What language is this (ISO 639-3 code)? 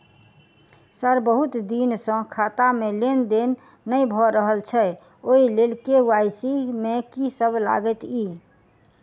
mai